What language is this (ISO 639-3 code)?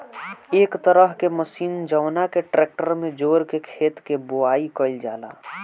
bho